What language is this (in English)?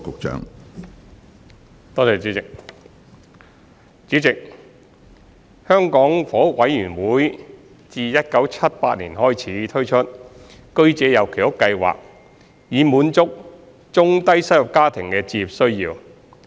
Cantonese